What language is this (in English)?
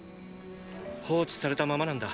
Japanese